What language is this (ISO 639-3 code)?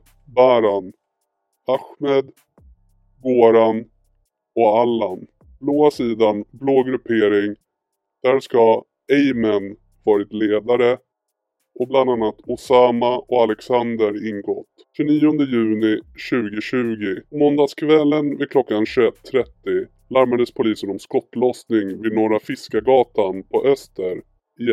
swe